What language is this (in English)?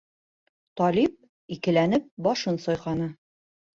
Bashkir